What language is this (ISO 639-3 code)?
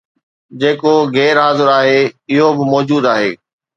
snd